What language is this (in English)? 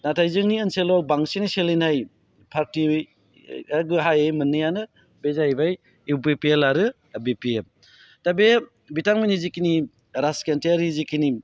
Bodo